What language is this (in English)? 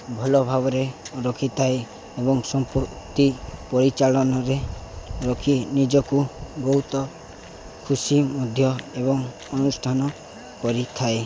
Odia